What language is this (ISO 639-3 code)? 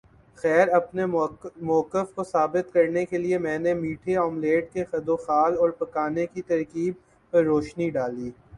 urd